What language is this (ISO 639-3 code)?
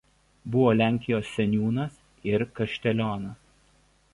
lit